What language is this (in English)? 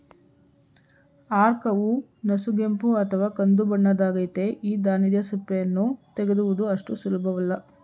Kannada